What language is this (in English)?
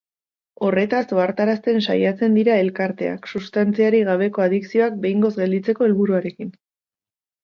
Basque